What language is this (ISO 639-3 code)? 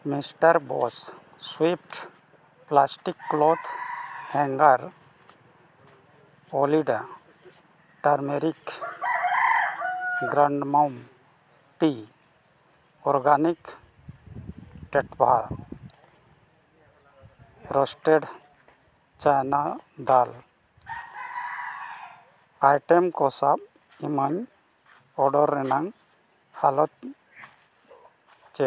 sat